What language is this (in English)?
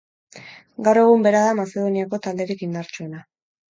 Basque